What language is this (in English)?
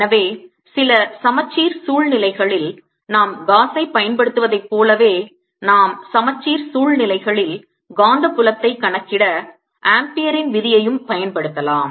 Tamil